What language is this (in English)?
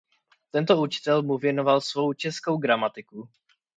Czech